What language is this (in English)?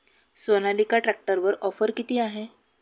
Marathi